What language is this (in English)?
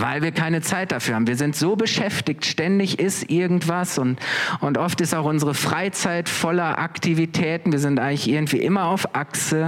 German